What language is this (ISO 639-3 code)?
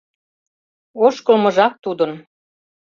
chm